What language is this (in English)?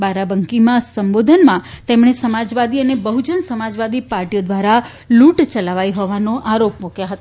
Gujarati